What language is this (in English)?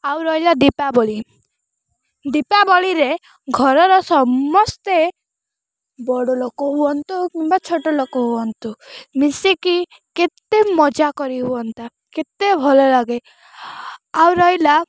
Odia